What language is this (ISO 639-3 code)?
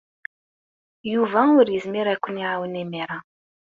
kab